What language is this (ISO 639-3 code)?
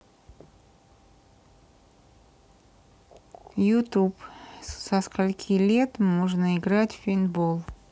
rus